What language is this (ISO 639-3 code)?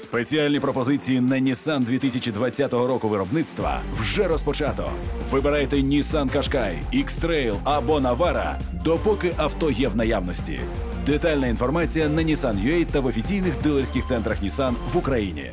ukr